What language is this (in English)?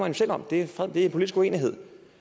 Danish